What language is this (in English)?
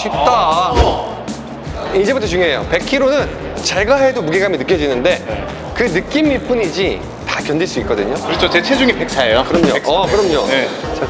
Korean